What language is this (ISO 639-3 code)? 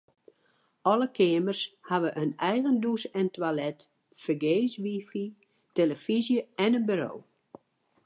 fry